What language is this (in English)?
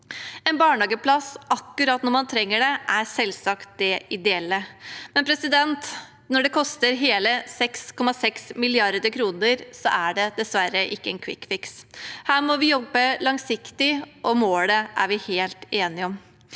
Norwegian